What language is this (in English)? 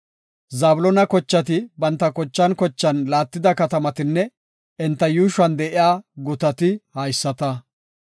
Gofa